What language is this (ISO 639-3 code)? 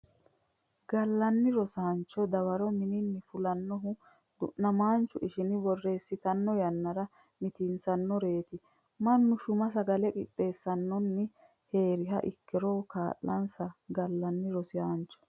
sid